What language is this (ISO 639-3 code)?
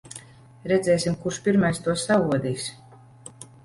lav